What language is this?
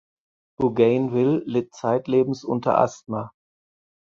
German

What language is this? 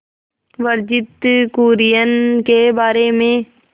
Hindi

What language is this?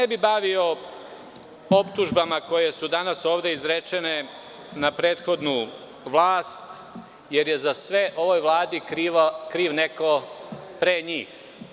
Serbian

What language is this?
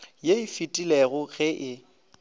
Northern Sotho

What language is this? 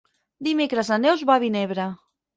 Catalan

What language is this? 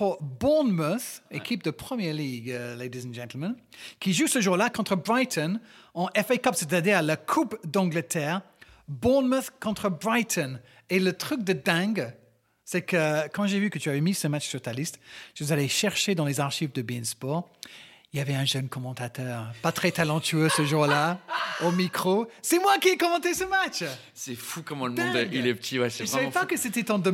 French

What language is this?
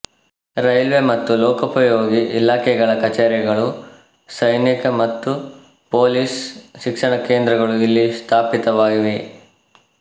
Kannada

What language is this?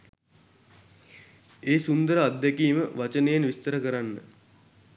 Sinhala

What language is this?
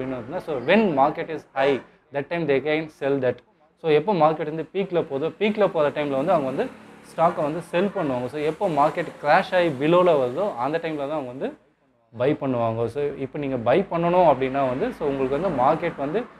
Hindi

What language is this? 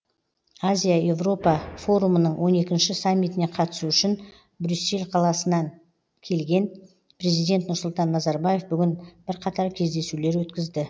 Kazakh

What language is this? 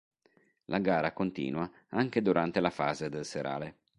Italian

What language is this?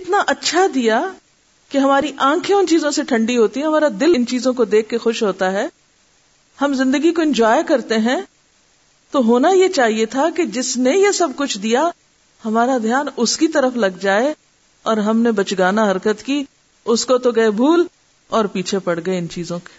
Urdu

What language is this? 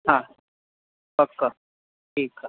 Sindhi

